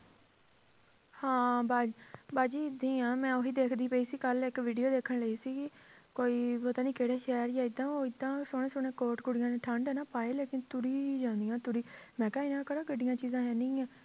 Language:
Punjabi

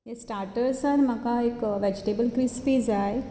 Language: Konkani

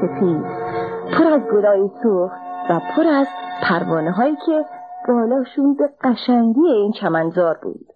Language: Persian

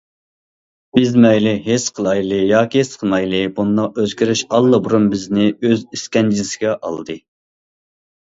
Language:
Uyghur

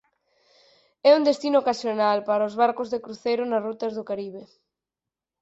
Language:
Galician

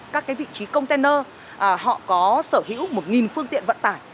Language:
Vietnamese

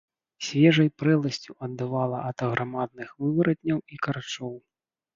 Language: Belarusian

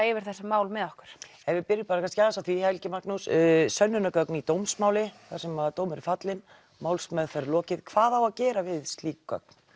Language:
Icelandic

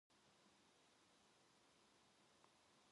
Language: Korean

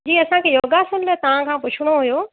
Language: Sindhi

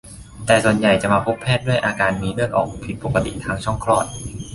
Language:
Thai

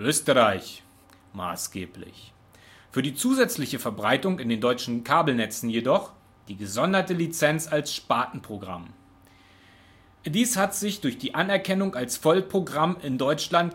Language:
German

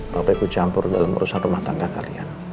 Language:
Indonesian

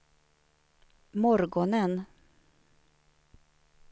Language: Swedish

